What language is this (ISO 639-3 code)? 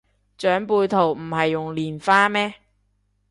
yue